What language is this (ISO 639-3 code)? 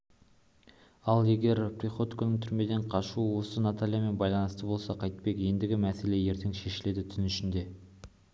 kaz